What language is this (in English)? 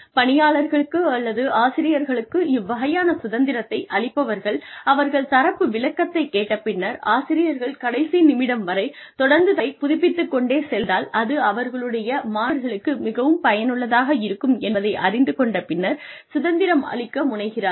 Tamil